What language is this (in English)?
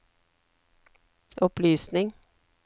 Norwegian